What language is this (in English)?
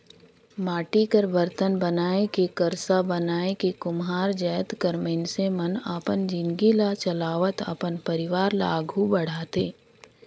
Chhattisgarhi